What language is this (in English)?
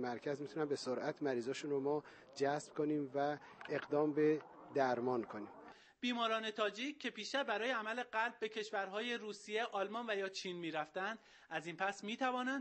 Persian